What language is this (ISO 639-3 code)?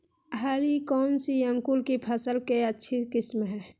mag